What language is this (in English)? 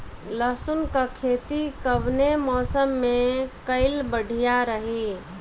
Bhojpuri